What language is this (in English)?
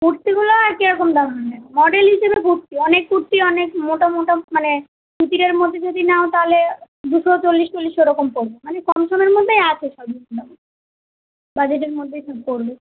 Bangla